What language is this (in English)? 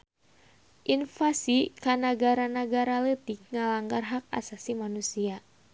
Sundanese